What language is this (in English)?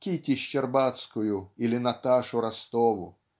Russian